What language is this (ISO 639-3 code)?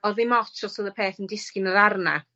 cym